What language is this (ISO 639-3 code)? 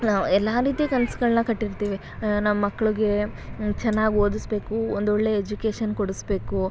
kan